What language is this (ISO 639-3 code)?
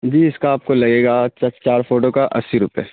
urd